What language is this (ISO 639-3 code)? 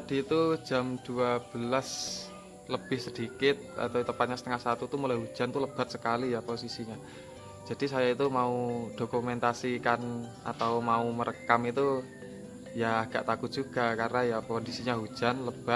ind